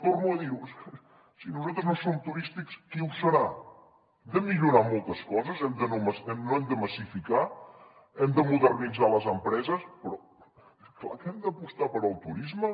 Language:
Catalan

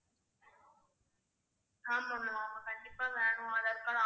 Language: Tamil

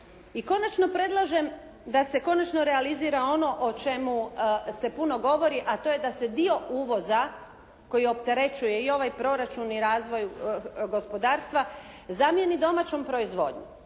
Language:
Croatian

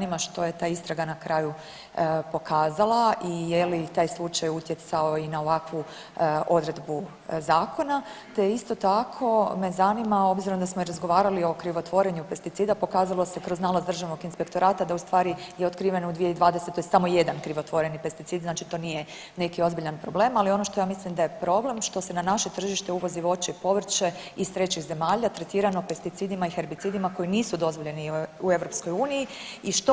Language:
Croatian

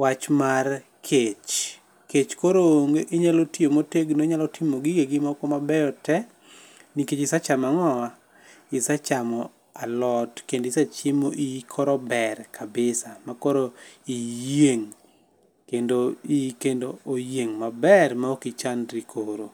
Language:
Luo (Kenya and Tanzania)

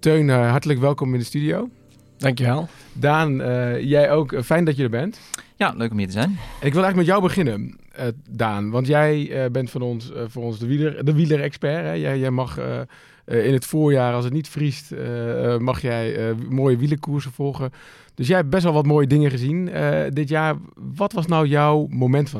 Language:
Dutch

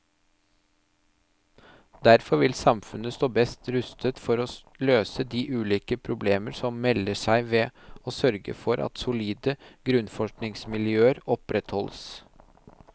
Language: Norwegian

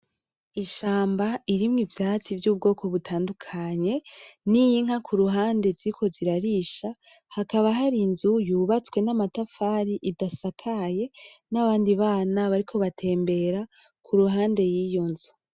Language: Rundi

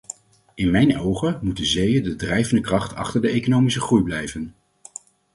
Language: Dutch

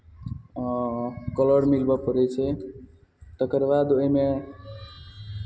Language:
Maithili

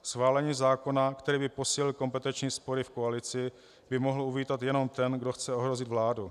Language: Czech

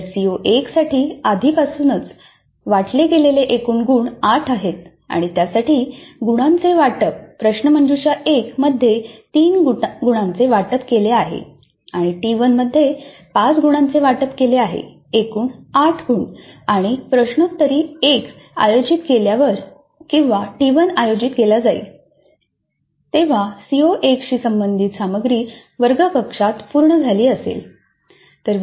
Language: Marathi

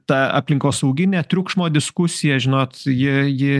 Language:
Lithuanian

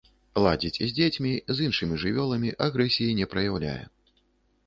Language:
Belarusian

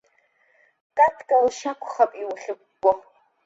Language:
Abkhazian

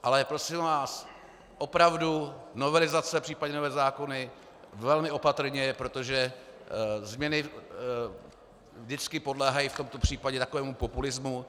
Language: Czech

